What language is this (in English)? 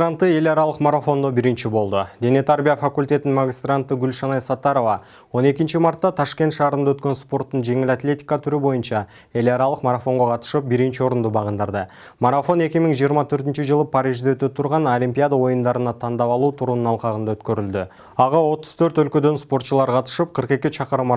Turkish